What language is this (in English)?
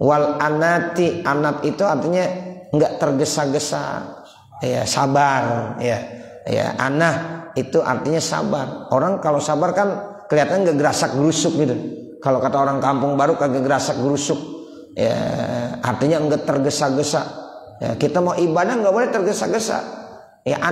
Indonesian